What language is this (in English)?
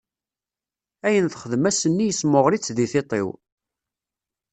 Kabyle